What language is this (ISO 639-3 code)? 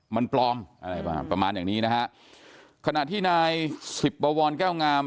tha